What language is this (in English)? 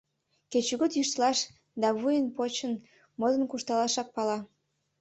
Mari